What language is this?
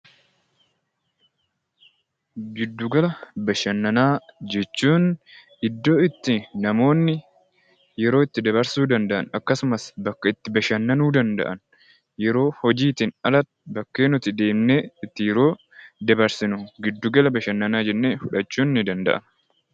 Oromo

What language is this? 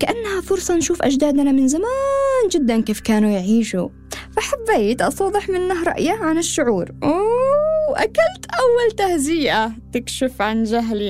Arabic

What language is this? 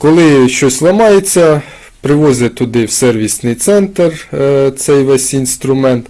Ukrainian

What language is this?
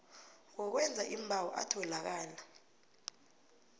South Ndebele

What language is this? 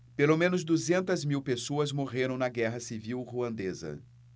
Portuguese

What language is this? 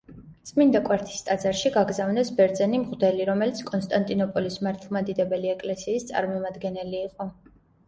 Georgian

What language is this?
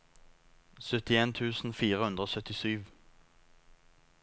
Norwegian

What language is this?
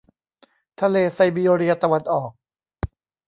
Thai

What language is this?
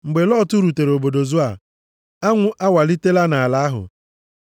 Igbo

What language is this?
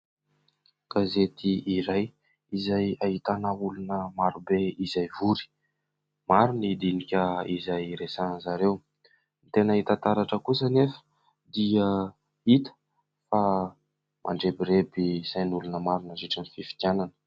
Malagasy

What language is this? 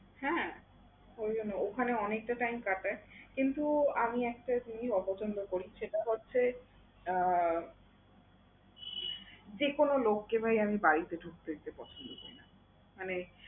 Bangla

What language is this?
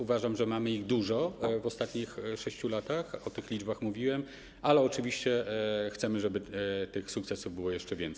Polish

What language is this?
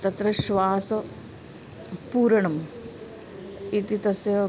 Sanskrit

